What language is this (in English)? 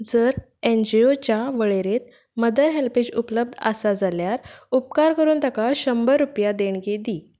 Konkani